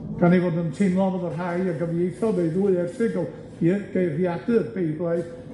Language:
Welsh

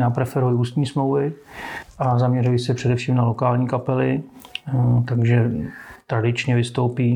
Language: Czech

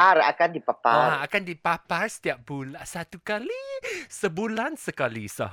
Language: Malay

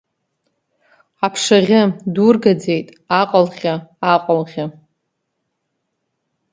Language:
Abkhazian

